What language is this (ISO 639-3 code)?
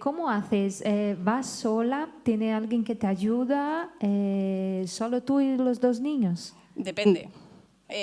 spa